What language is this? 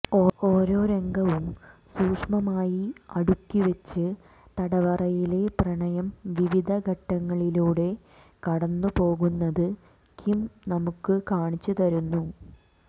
Malayalam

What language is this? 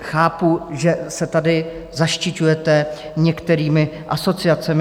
Czech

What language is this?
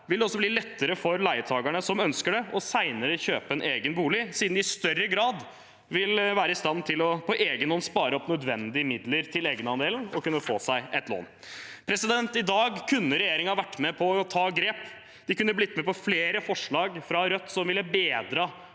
Norwegian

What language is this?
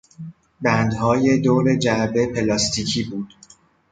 Persian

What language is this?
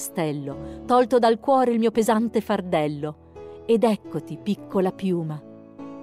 Italian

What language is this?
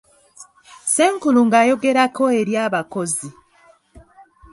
Ganda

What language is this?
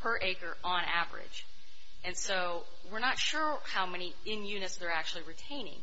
English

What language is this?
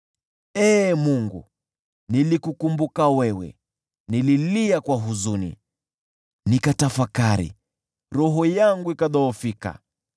Swahili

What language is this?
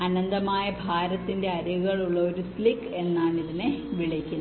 Malayalam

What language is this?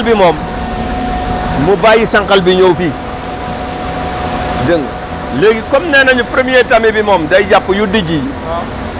Wolof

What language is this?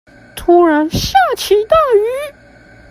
Chinese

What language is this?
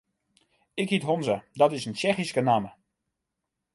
Western Frisian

